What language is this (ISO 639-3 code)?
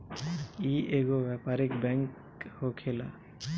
bho